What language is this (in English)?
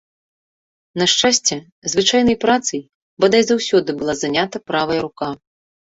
Belarusian